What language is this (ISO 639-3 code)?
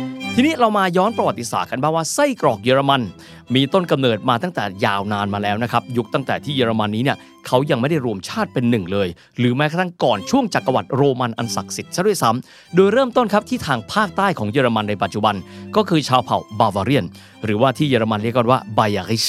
tha